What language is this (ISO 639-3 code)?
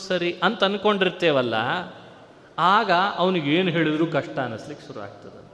kan